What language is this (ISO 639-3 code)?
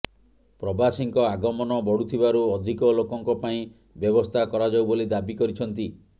ori